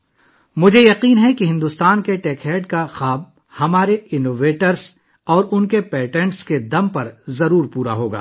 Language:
Urdu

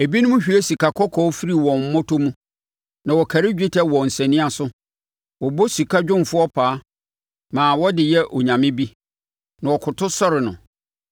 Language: Akan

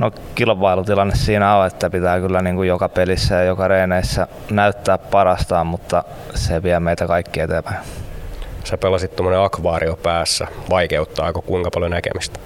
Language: Finnish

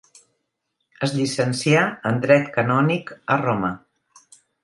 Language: Catalan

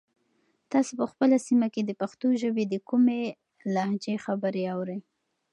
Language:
Pashto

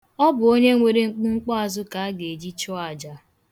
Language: Igbo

